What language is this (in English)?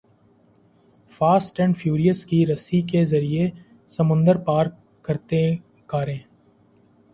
Urdu